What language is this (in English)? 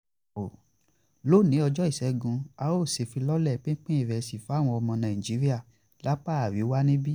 Yoruba